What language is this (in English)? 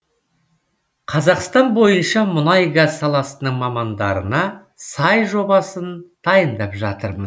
Kazakh